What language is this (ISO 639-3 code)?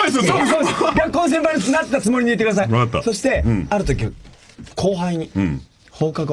jpn